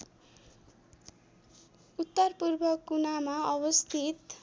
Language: Nepali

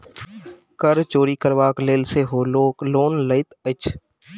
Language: Maithili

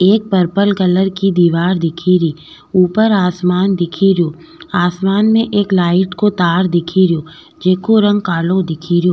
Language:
Rajasthani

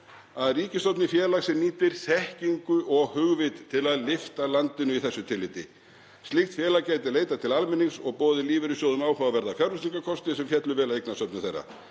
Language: Icelandic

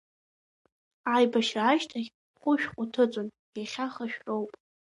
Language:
Abkhazian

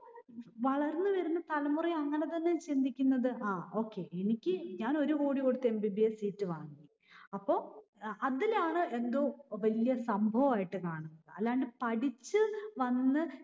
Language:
Malayalam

